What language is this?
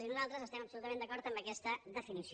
Catalan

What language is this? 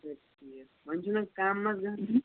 Kashmiri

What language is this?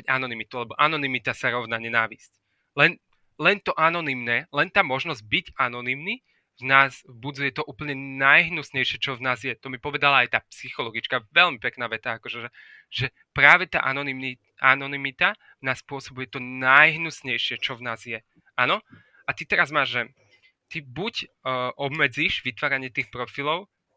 Slovak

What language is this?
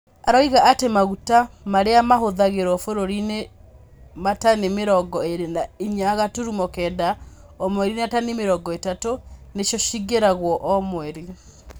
Kikuyu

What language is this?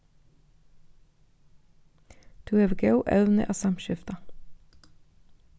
Faroese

